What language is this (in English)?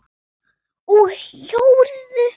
Icelandic